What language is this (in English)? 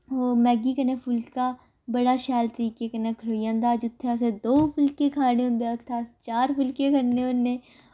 Dogri